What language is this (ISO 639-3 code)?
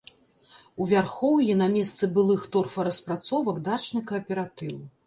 bel